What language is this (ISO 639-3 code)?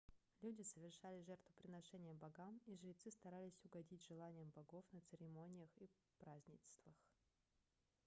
rus